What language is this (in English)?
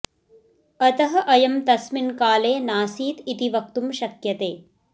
Sanskrit